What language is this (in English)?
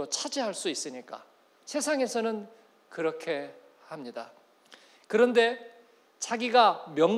Korean